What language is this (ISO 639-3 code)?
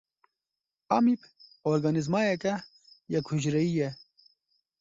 kur